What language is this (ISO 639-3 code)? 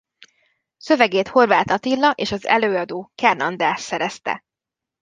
hun